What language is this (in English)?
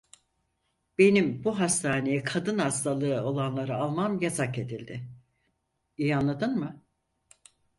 Turkish